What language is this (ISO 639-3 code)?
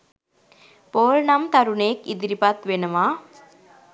sin